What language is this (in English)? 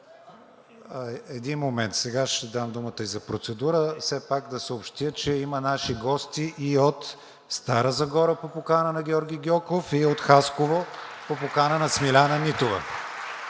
Bulgarian